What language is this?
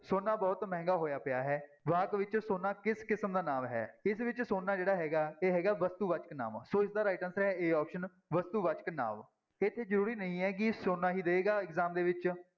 Punjabi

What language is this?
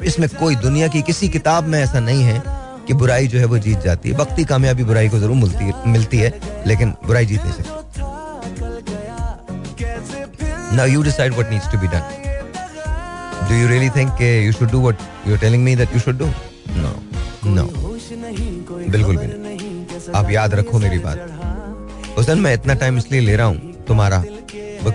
Hindi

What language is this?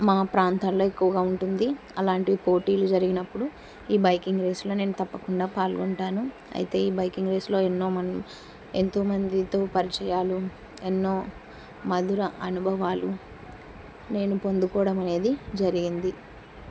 Telugu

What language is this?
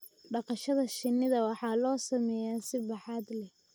Somali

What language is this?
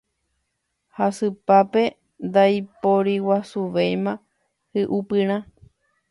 Guarani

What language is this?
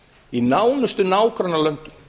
Icelandic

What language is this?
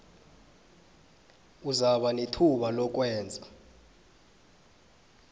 South Ndebele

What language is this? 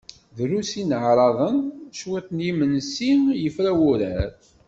Kabyle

